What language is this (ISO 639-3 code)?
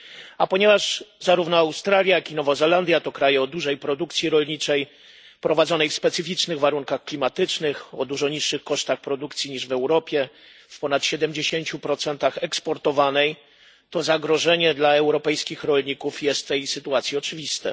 pol